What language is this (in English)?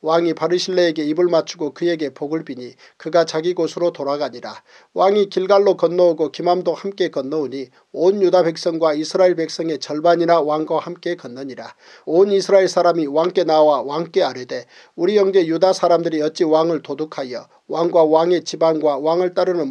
Korean